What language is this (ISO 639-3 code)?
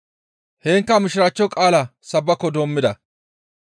gmv